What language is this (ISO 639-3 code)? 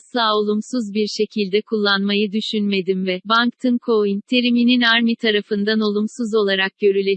tur